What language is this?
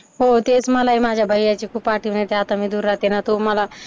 Marathi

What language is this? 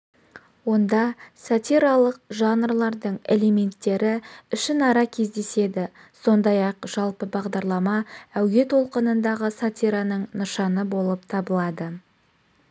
Kazakh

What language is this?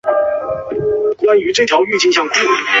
Chinese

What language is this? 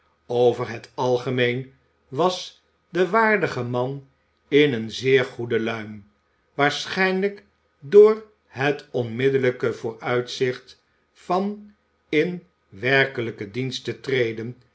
Dutch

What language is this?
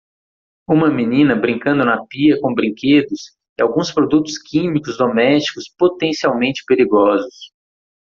Portuguese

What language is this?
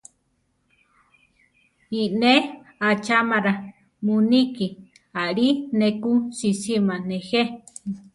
Central Tarahumara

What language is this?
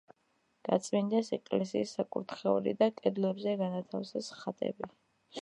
Georgian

